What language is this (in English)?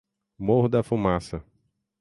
Portuguese